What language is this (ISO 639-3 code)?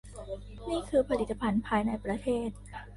tha